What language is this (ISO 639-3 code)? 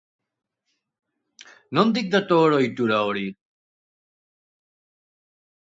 eus